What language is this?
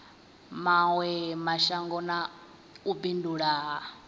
Venda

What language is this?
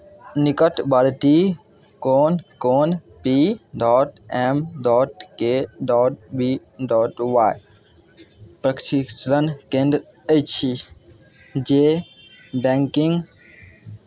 Maithili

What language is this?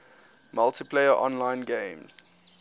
English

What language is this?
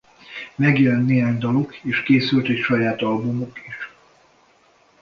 Hungarian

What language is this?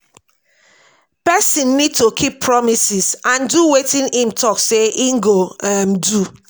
Nigerian Pidgin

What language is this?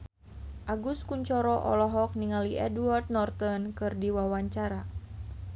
Sundanese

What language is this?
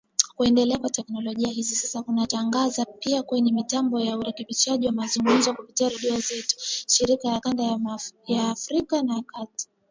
Swahili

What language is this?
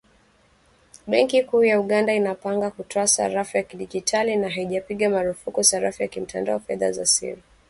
Swahili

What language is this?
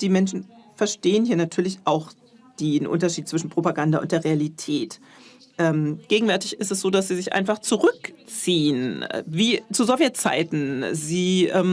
German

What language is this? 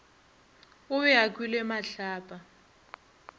Northern Sotho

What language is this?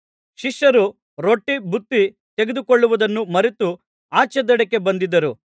Kannada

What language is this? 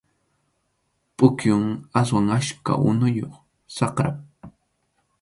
Arequipa-La Unión Quechua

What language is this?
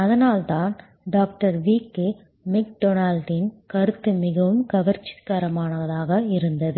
Tamil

